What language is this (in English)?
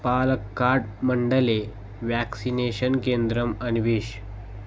Sanskrit